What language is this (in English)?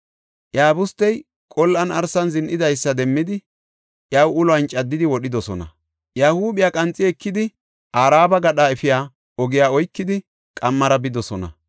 Gofa